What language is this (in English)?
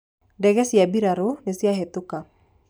Kikuyu